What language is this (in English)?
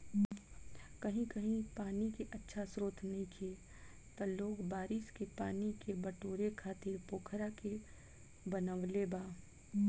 Bhojpuri